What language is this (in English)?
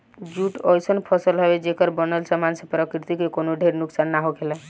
Bhojpuri